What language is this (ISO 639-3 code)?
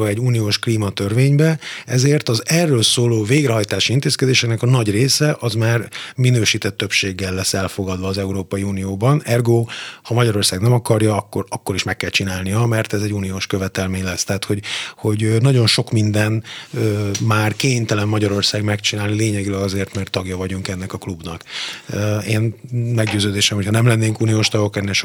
hun